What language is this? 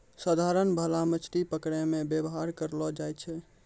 Maithili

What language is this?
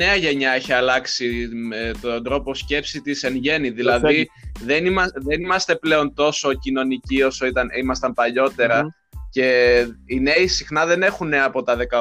Greek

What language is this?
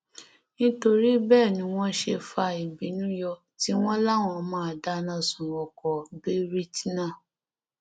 Yoruba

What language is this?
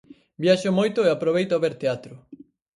Galician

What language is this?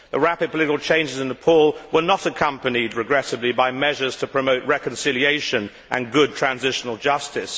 English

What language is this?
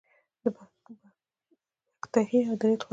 Pashto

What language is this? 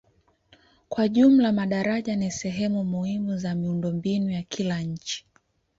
Swahili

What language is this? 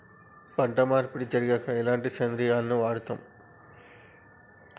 Telugu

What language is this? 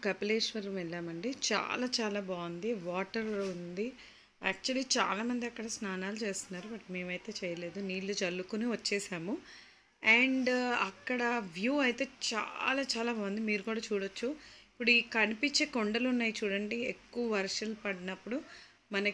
Telugu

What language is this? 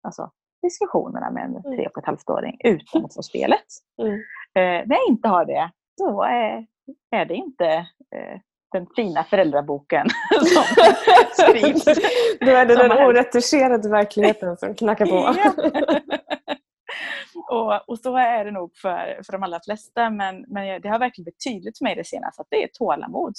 Swedish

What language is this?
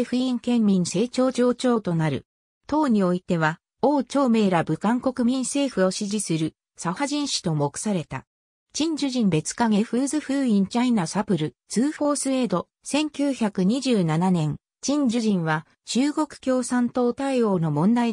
Japanese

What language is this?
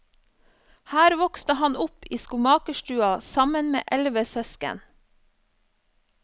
Norwegian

